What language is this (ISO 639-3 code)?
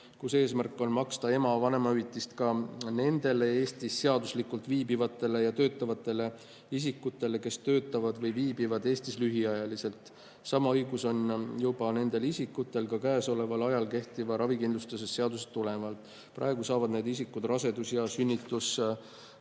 est